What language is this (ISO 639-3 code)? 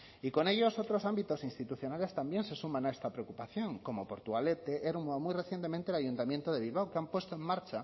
spa